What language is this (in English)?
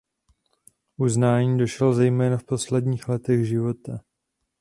Czech